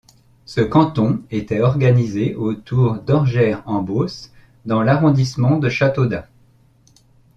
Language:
French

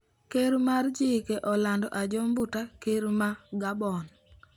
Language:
Luo (Kenya and Tanzania)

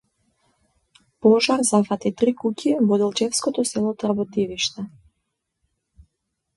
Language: Macedonian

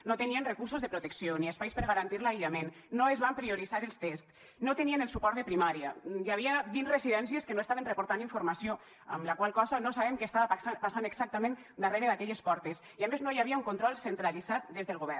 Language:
Catalan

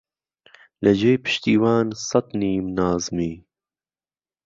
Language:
Central Kurdish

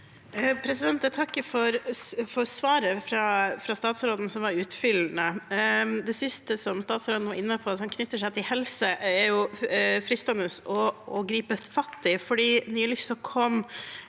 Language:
Norwegian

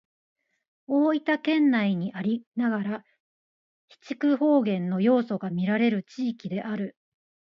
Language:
Japanese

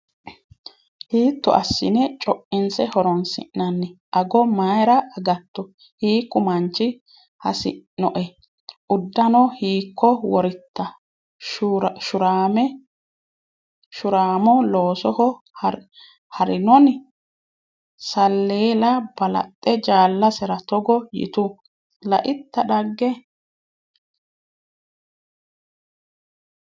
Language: Sidamo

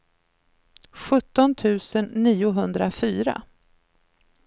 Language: Swedish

